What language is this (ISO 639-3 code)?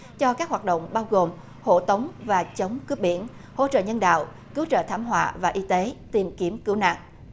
vie